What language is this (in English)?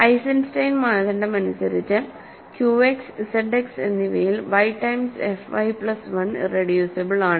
Malayalam